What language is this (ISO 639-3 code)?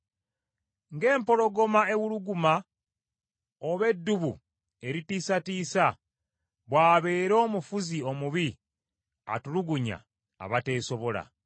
lug